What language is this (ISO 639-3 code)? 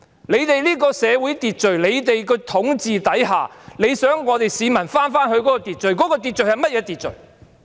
yue